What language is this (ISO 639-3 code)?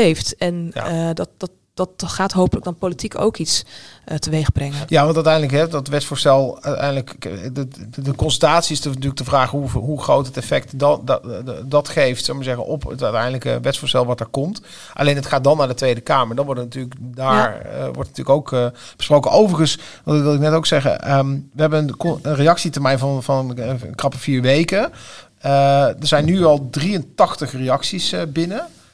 nld